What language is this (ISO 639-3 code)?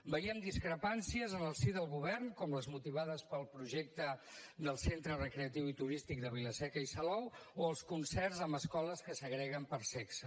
cat